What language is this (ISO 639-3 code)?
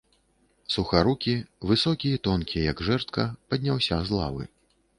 bel